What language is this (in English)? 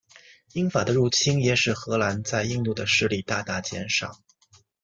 Chinese